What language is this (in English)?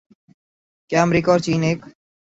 Urdu